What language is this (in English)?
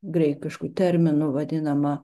Lithuanian